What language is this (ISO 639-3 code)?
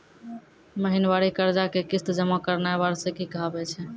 mai